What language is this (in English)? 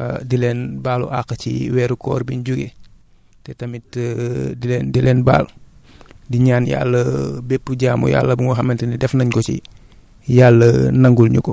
Wolof